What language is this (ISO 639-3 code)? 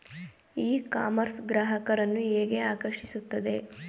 kan